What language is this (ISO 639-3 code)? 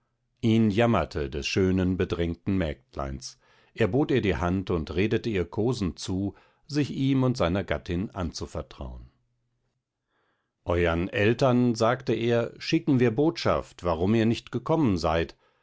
deu